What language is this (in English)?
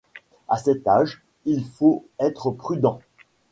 French